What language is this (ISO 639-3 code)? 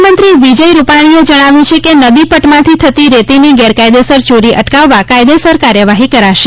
guj